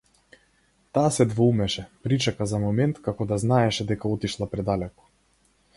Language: Macedonian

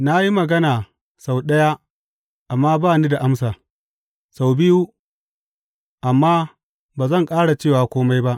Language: Hausa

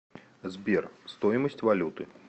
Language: Russian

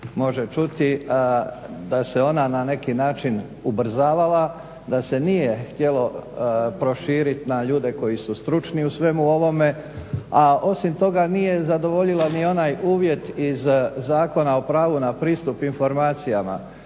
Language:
Croatian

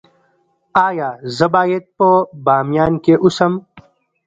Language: Pashto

